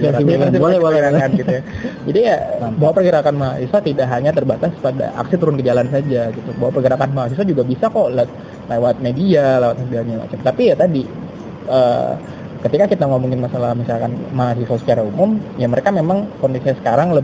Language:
Indonesian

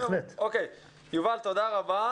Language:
Hebrew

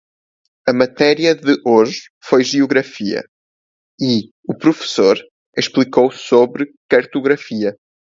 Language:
Portuguese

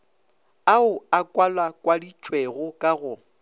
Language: Northern Sotho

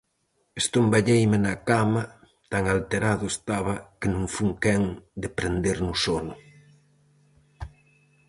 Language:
Galician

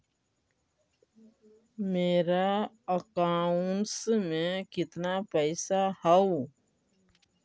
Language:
Magahi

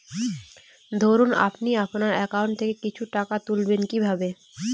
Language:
Bangla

